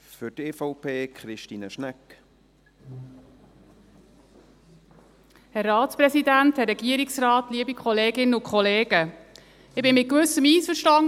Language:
Swiss German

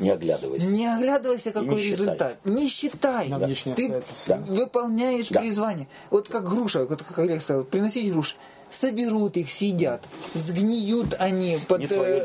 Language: Russian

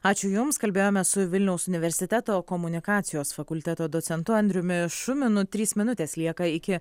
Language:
Lithuanian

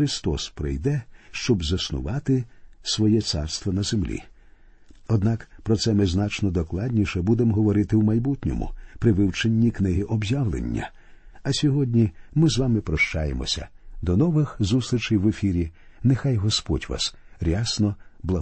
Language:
Ukrainian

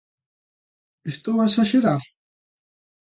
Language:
Galician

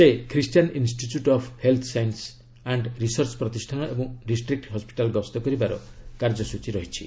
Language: Odia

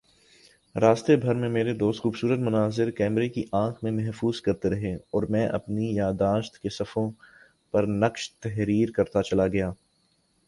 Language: Urdu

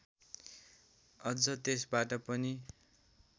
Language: Nepali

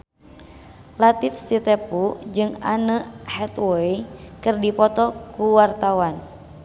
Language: Sundanese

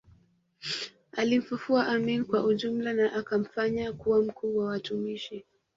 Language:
Swahili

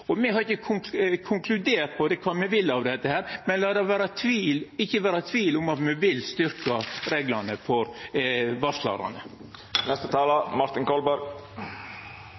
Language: Norwegian Nynorsk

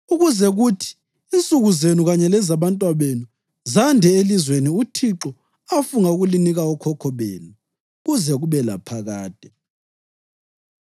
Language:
North Ndebele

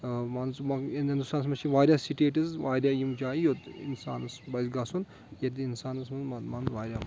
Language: Kashmiri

